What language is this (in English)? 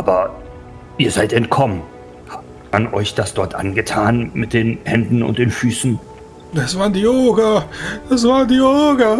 German